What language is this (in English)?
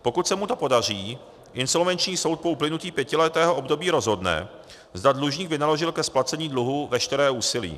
Czech